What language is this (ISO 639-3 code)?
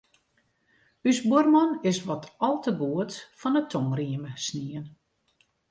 fry